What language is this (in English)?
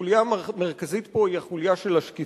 Hebrew